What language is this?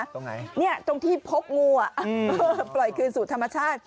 Thai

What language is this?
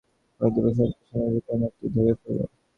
Bangla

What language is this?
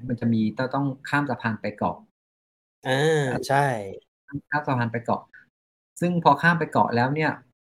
Thai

